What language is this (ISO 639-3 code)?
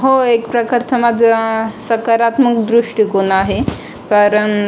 mar